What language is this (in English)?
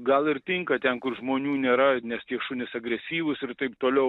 Lithuanian